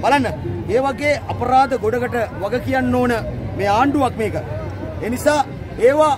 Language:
Indonesian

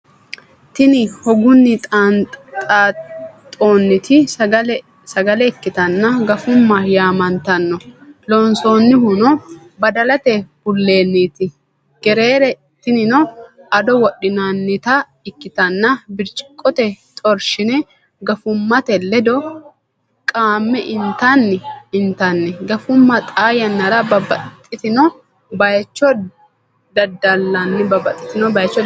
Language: Sidamo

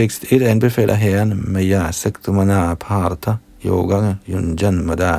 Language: Danish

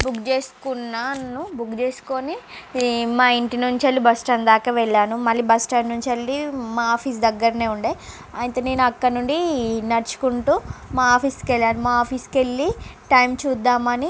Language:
Telugu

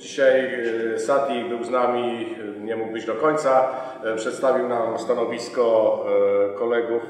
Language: Polish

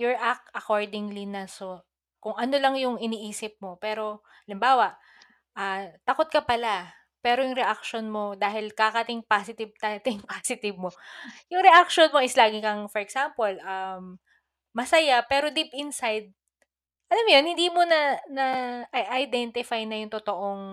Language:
Filipino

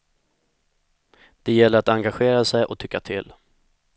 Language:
Swedish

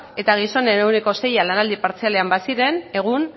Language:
Basque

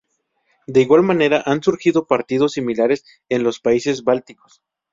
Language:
Spanish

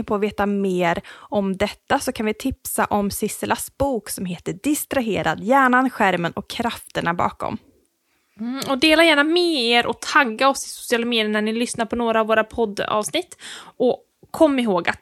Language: Swedish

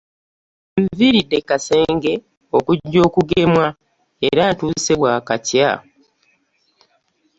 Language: Ganda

